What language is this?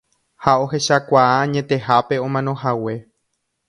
Guarani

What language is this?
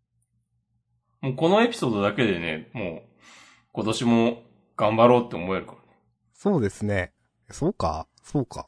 Japanese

